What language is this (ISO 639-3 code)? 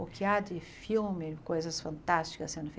por